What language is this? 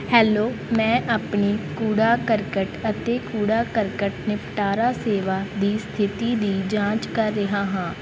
Punjabi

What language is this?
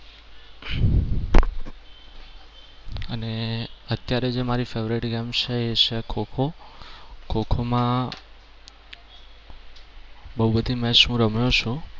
Gujarati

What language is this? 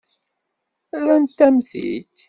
Kabyle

